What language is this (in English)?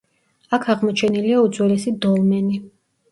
Georgian